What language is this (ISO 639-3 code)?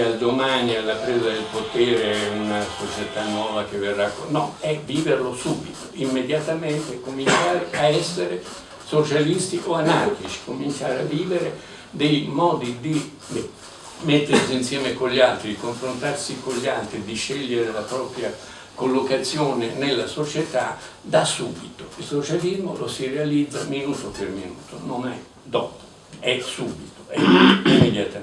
ita